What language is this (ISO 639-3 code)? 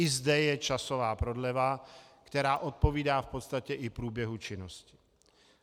ces